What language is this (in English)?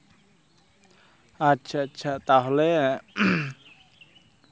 Santali